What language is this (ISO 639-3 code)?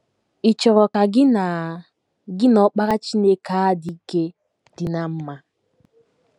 ibo